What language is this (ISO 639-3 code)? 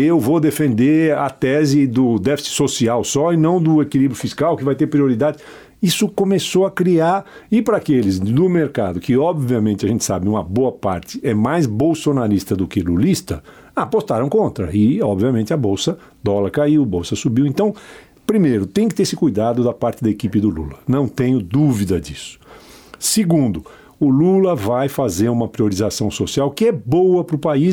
por